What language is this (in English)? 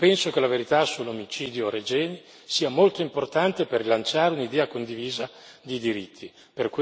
Italian